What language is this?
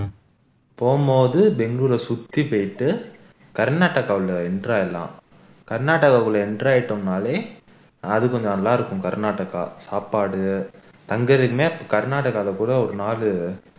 Tamil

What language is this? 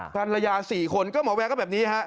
Thai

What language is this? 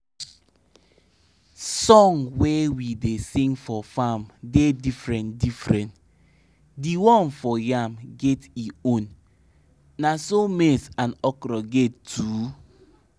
Nigerian Pidgin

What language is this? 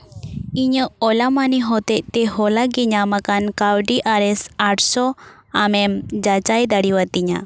Santali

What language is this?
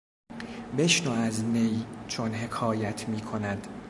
Persian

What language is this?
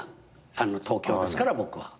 Japanese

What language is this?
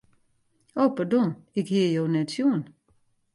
Western Frisian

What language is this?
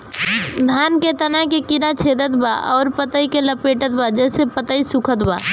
Bhojpuri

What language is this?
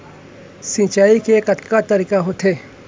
Chhattisgarhi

